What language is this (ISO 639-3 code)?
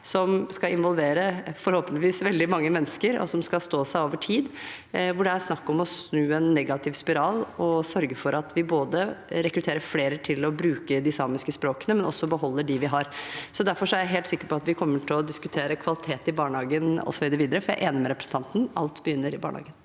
nor